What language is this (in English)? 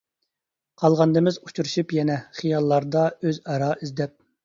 Uyghur